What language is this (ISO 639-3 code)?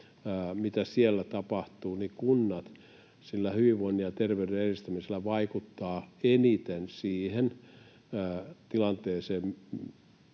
fin